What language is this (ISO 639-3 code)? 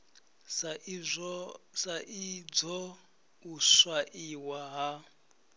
ven